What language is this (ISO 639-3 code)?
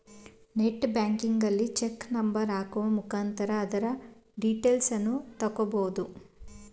kan